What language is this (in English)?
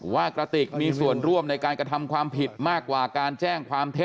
Thai